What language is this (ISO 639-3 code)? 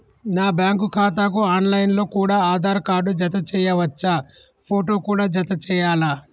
tel